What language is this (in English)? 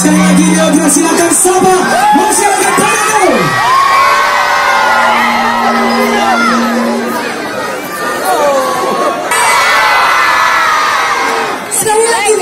Indonesian